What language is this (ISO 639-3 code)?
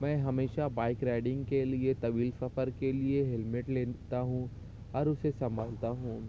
urd